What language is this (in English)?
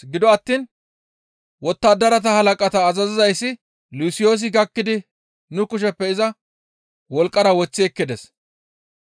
Gamo